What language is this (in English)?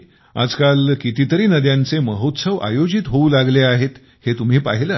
Marathi